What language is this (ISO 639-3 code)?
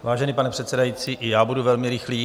ces